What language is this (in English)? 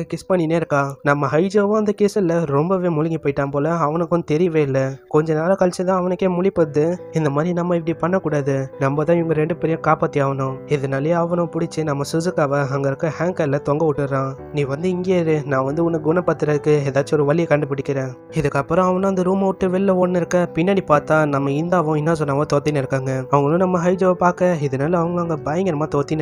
Romanian